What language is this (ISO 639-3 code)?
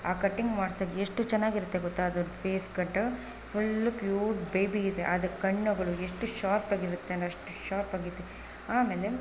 kan